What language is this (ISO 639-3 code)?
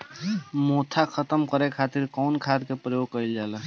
bho